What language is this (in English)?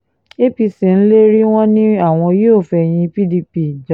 Yoruba